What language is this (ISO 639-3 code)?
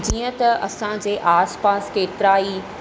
snd